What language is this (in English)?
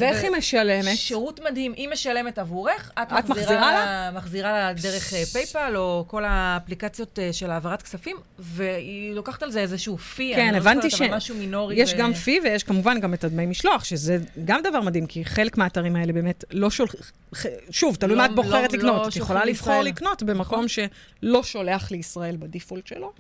Hebrew